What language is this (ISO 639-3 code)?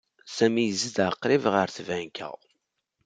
kab